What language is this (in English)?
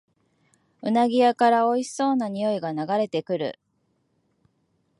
Japanese